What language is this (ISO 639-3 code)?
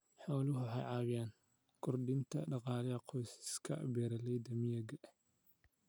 som